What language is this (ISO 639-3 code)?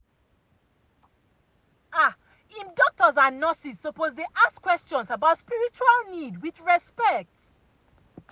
pcm